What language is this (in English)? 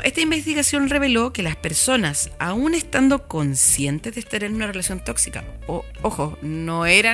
Spanish